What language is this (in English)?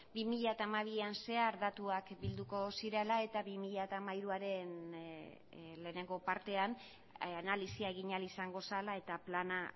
Basque